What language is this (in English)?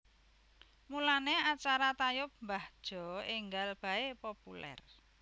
Javanese